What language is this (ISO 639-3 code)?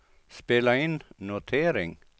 swe